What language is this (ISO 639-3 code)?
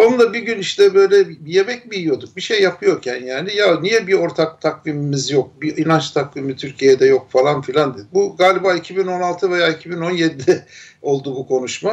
tur